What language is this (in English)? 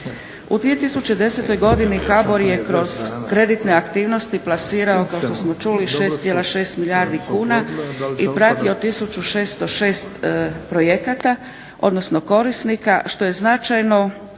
Croatian